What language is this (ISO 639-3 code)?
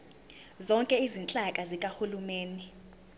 zul